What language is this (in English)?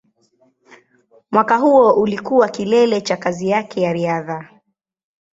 Swahili